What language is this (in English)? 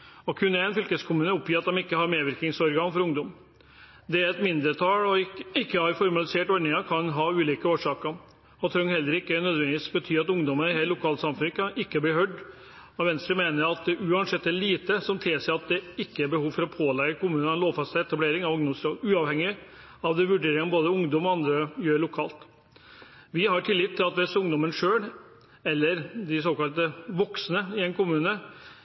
Norwegian Bokmål